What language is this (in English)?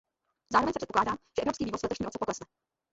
Czech